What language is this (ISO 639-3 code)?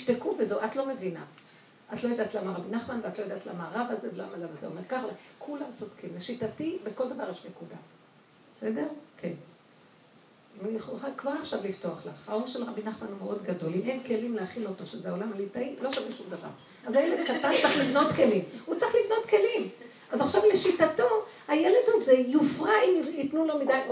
heb